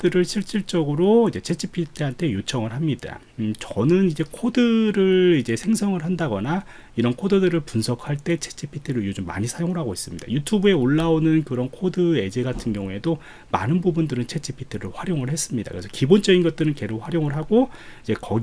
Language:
Korean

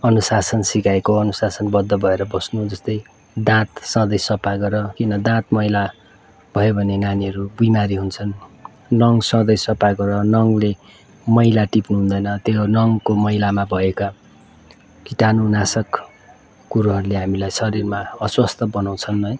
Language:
Nepali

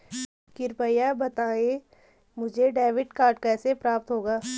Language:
Hindi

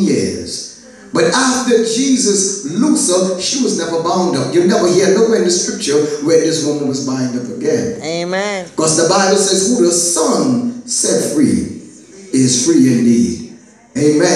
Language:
English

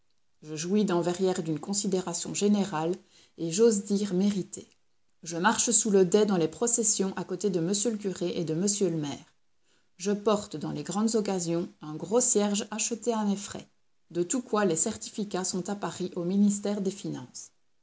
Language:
French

